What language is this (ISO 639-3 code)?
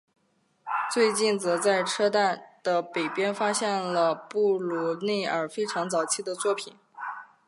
zho